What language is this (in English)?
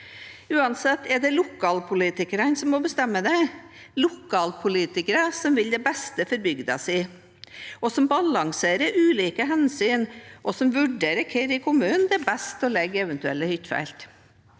Norwegian